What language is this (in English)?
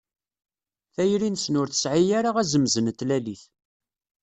Kabyle